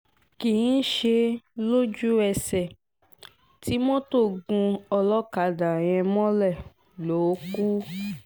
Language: Yoruba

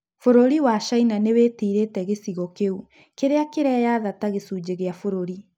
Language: Kikuyu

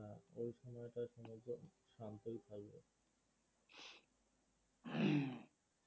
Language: Bangla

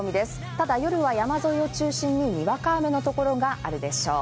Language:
Japanese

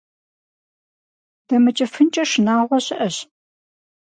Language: Kabardian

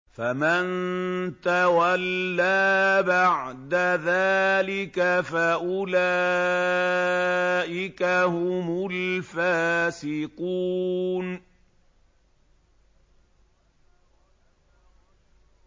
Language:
Arabic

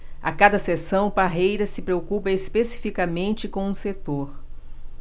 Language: Portuguese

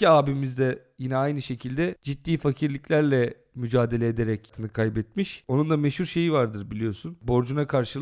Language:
Turkish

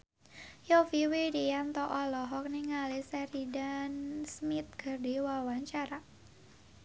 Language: Sundanese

